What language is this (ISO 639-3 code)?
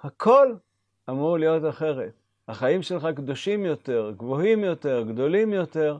heb